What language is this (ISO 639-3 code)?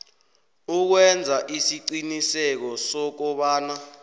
nbl